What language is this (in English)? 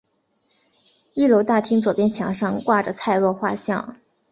Chinese